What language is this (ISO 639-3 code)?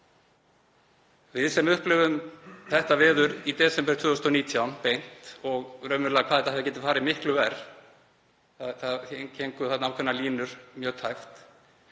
isl